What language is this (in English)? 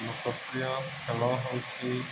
Odia